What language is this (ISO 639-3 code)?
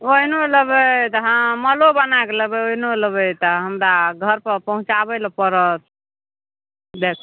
mai